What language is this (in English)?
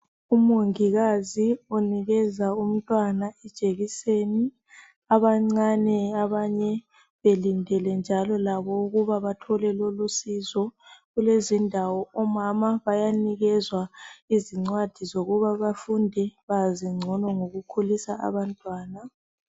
North Ndebele